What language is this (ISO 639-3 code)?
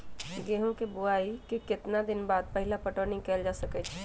mag